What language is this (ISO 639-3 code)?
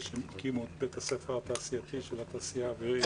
heb